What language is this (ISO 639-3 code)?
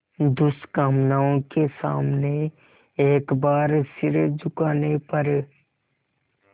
hin